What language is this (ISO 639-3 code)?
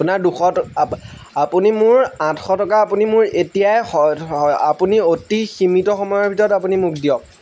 asm